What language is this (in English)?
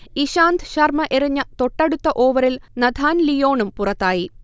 Malayalam